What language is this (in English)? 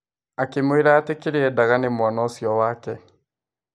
Kikuyu